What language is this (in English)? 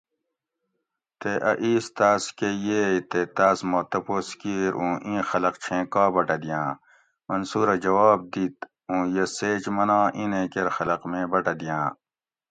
Gawri